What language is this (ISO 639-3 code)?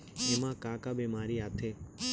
hne